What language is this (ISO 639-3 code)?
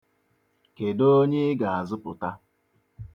ibo